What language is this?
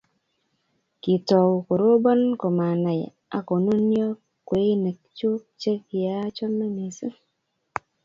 Kalenjin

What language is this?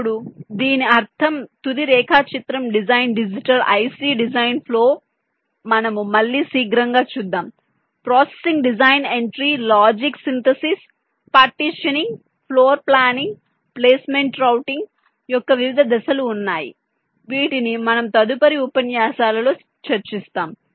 Telugu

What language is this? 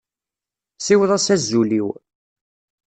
Kabyle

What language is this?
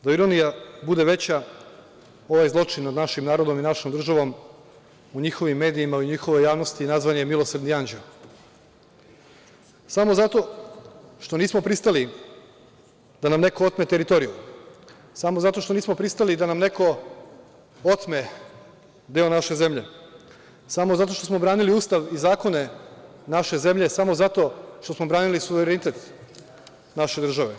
Serbian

